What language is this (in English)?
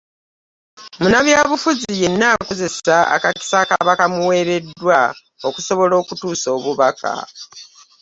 Ganda